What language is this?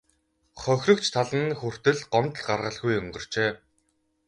Mongolian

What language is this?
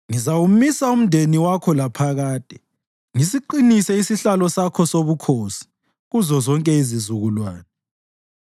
North Ndebele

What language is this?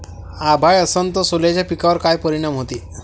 Marathi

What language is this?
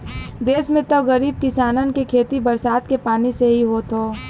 Bhojpuri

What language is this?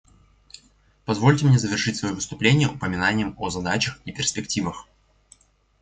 Russian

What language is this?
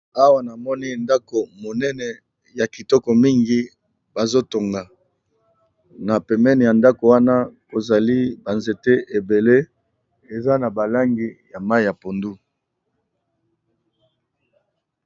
Lingala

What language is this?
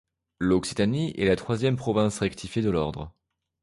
French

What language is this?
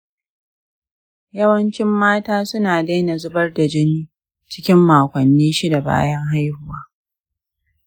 Hausa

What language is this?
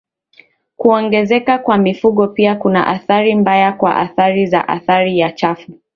Swahili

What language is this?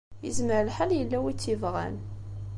Kabyle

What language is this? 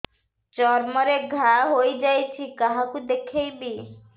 Odia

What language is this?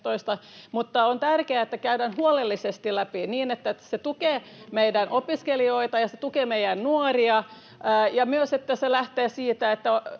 Finnish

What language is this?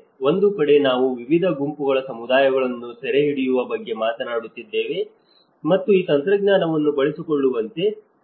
Kannada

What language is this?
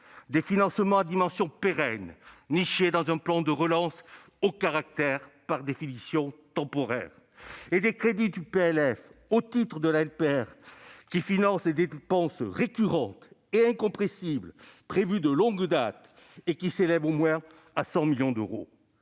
French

